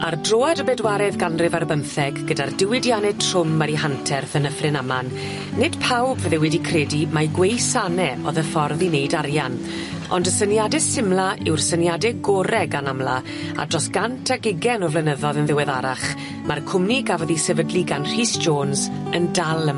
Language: Welsh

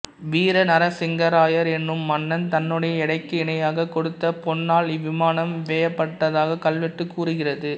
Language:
Tamil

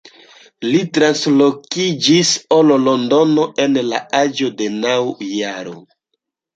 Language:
Esperanto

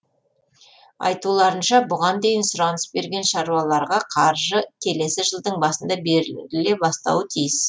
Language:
Kazakh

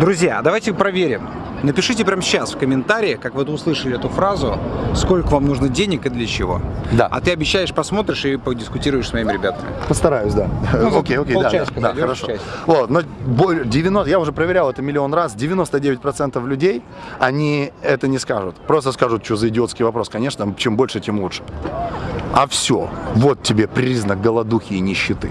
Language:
Russian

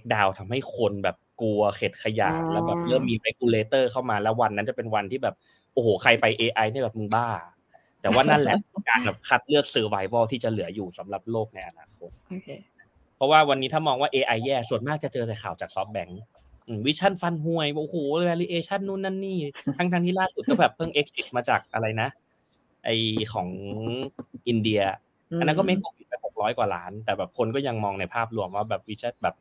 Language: Thai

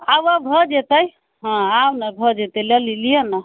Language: Maithili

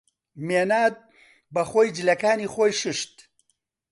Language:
Central Kurdish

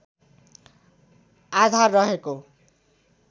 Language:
Nepali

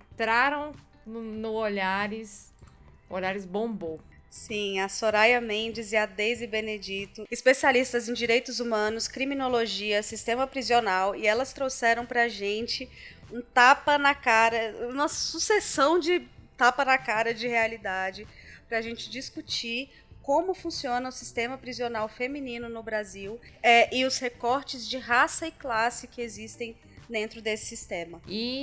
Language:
Portuguese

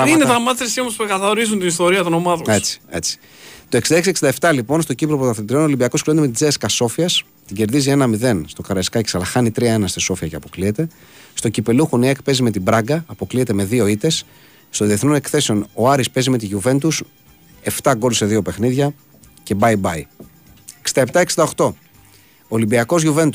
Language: Greek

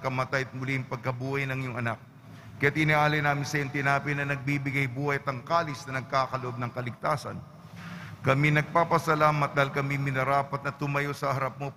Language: Filipino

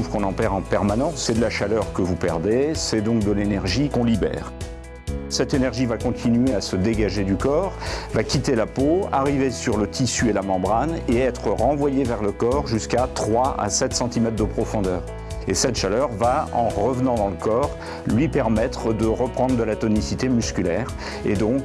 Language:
French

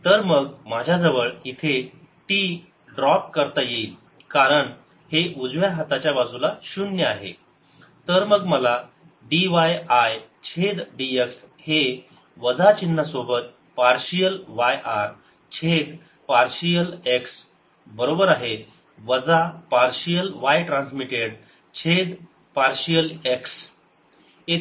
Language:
Marathi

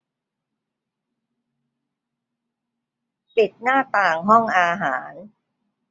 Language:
Thai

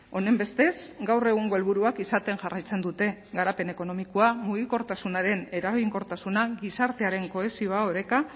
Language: Basque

